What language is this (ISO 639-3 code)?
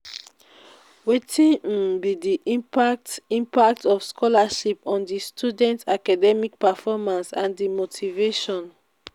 pcm